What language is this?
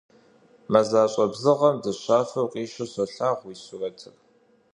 Kabardian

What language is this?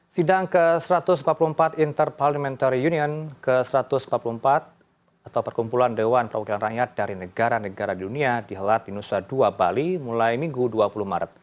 Indonesian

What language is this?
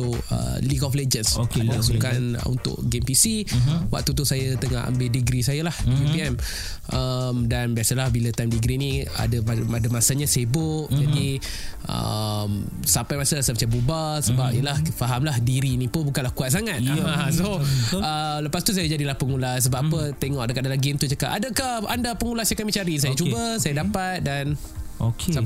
Malay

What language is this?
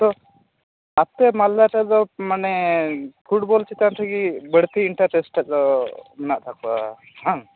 Santali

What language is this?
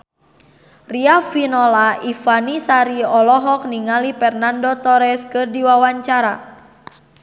Sundanese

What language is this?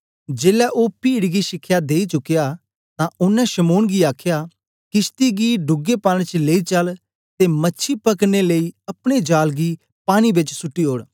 Dogri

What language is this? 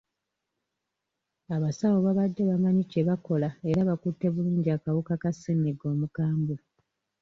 Ganda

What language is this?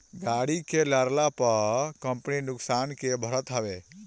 Bhojpuri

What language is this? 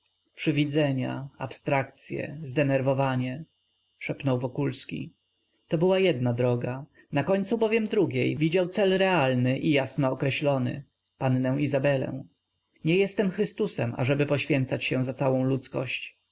Polish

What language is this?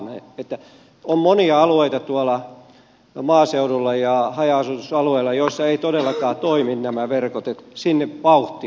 Finnish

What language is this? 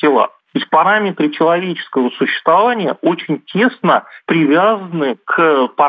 Russian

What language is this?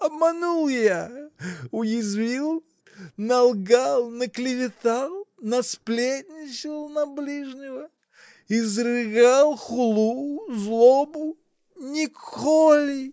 Russian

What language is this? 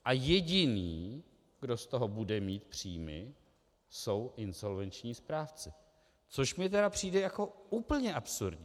Czech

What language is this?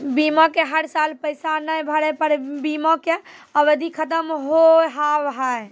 Maithili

